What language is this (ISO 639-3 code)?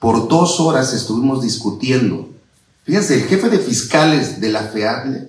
spa